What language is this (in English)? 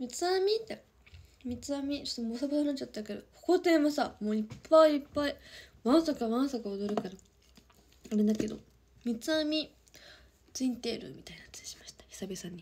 Japanese